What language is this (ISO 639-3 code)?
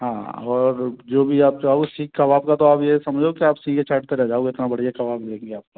hin